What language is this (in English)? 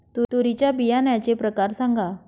Marathi